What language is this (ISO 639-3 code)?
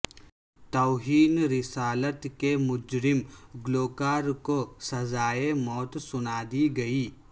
urd